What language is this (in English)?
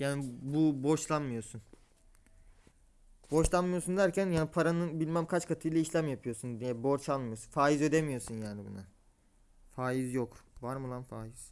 Turkish